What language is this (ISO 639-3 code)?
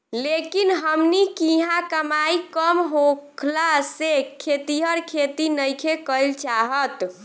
bho